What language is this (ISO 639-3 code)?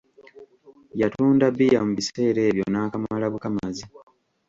lug